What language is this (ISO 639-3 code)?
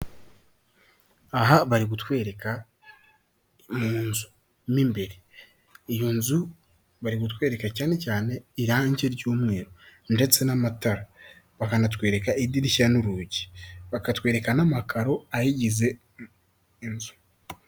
kin